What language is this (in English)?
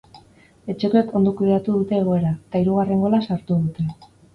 Basque